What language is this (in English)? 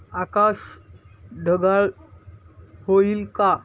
Marathi